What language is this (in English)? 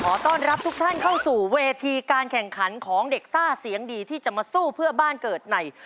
Thai